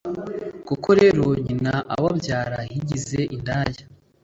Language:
Kinyarwanda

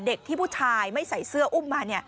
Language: Thai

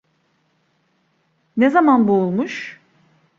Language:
Turkish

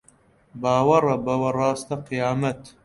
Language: Central Kurdish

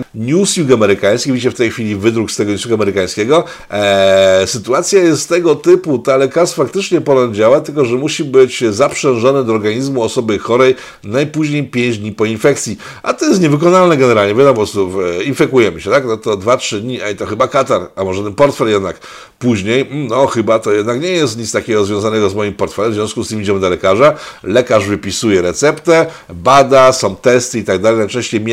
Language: Polish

